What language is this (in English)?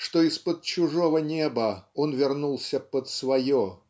Russian